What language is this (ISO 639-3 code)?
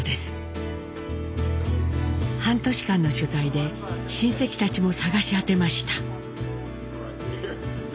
jpn